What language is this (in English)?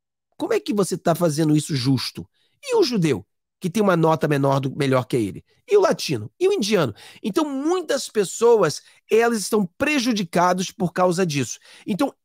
Portuguese